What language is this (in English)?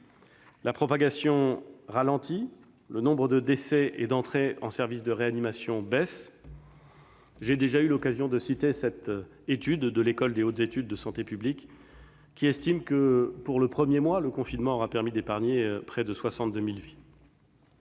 French